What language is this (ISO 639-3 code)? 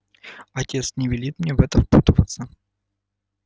rus